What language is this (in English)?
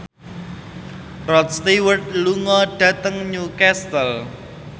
Javanese